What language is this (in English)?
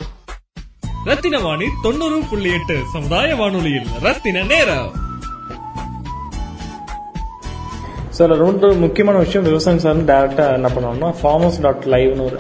Tamil